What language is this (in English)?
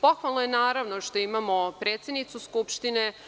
Serbian